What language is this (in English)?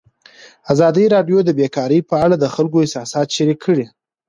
Pashto